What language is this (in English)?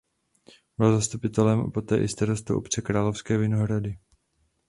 Czech